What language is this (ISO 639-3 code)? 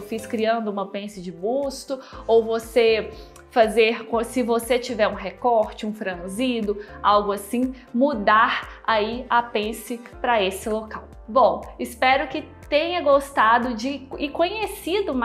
por